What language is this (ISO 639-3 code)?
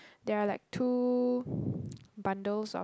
eng